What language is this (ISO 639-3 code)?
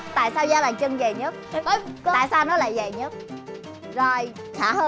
vie